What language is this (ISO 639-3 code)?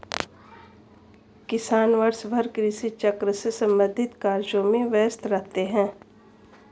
hin